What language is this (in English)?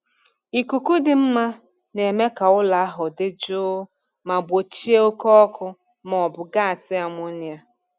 Igbo